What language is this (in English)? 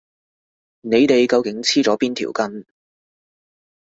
Cantonese